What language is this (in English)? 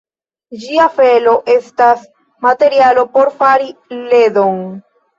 Esperanto